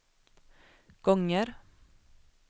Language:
Swedish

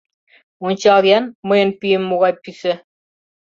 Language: Mari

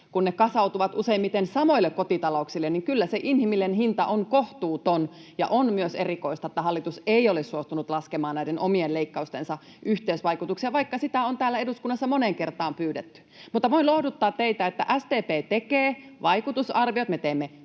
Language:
Finnish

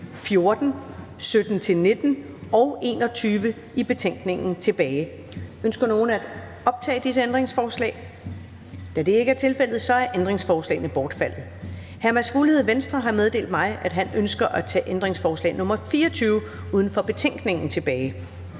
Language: Danish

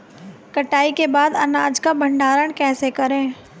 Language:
Hindi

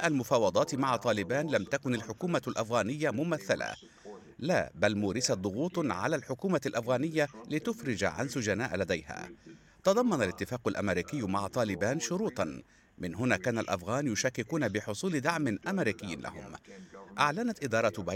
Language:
Arabic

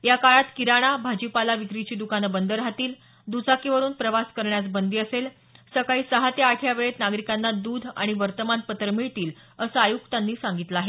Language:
Marathi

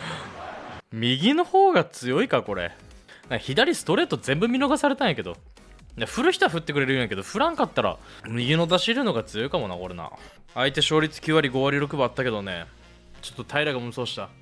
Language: Japanese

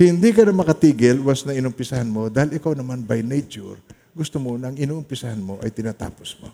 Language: Filipino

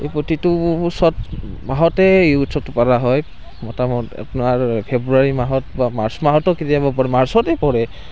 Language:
Assamese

